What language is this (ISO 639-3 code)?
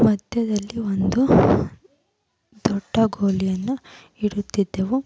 kan